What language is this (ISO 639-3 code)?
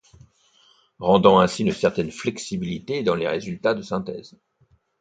fra